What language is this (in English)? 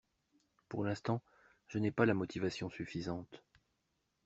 French